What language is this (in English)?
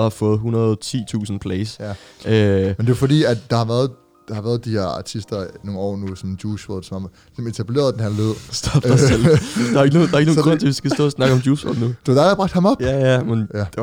Danish